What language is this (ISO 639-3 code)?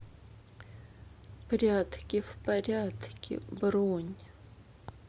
rus